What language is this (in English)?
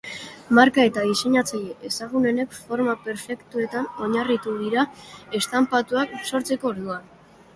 Basque